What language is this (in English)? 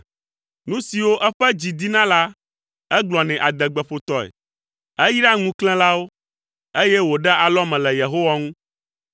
Ewe